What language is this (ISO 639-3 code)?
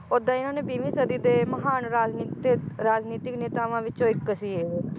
pan